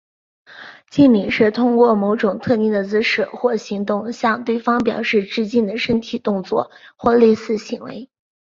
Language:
Chinese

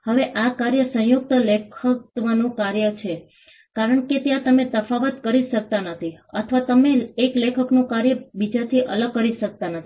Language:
Gujarati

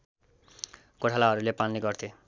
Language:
Nepali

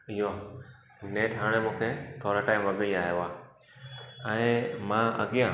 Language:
Sindhi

